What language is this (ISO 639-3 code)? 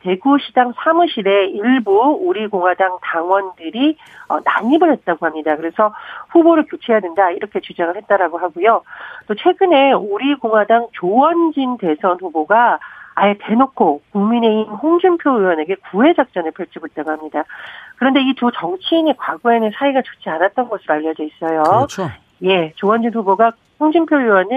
kor